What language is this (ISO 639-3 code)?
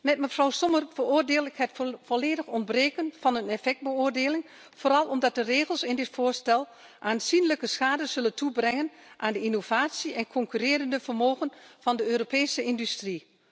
nld